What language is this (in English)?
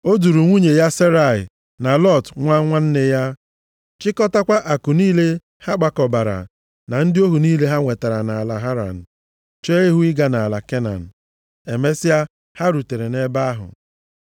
Igbo